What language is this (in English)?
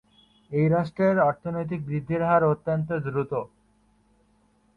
Bangla